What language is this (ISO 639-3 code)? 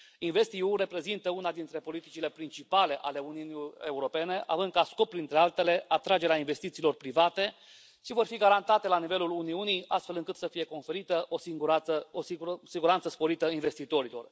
ron